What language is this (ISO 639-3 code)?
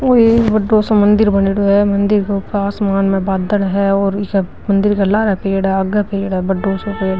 mwr